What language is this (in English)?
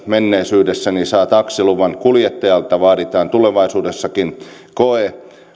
Finnish